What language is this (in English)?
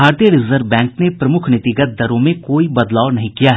Hindi